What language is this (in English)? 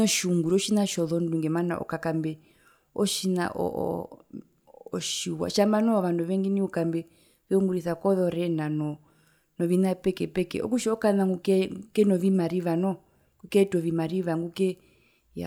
Herero